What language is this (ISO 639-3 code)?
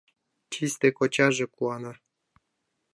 chm